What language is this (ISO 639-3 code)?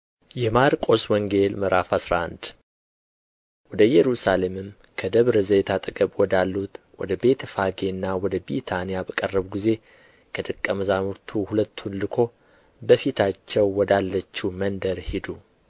amh